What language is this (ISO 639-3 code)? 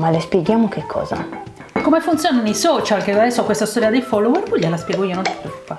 ita